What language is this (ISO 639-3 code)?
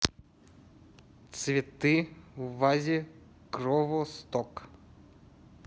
rus